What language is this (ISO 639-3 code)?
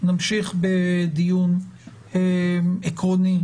heb